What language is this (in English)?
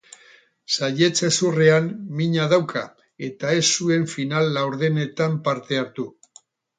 Basque